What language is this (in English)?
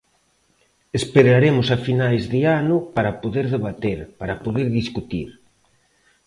Galician